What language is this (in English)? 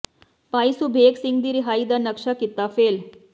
Punjabi